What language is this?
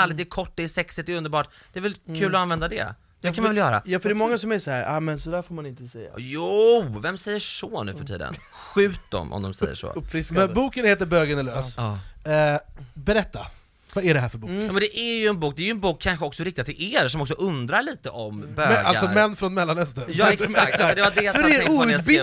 Swedish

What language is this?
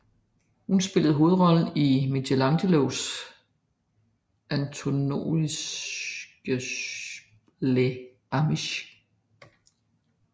Danish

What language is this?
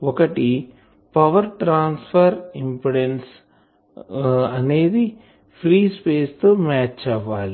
Telugu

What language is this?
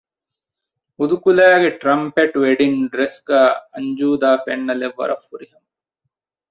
Divehi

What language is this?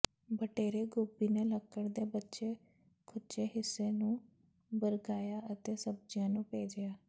Punjabi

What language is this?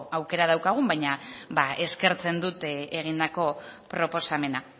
Basque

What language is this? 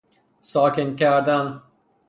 Persian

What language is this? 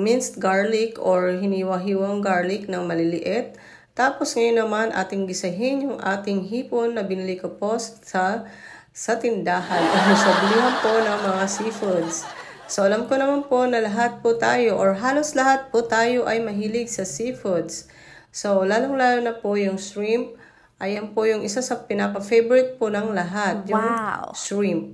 Filipino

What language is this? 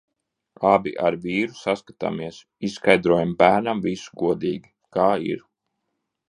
Latvian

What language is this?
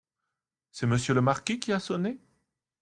French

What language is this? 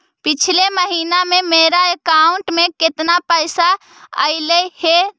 Magahi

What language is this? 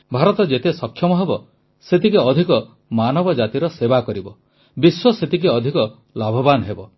Odia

